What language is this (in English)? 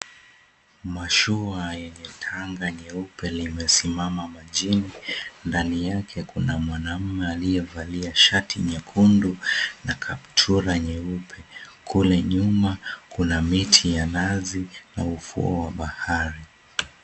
Swahili